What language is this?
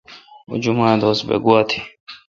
Kalkoti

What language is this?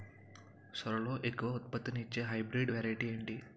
Telugu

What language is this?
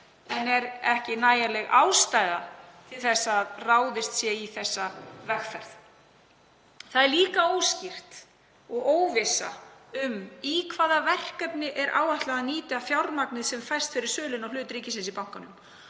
Icelandic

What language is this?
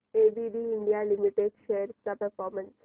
Marathi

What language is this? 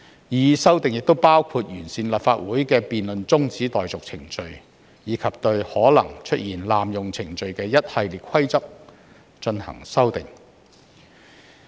Cantonese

